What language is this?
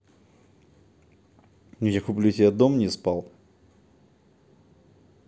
Russian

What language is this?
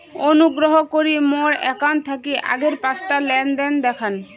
Bangla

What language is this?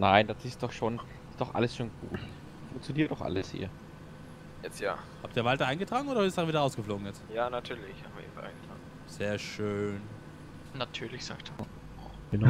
German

